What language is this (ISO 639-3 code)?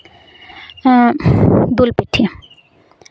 sat